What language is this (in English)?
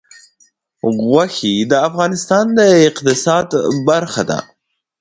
Pashto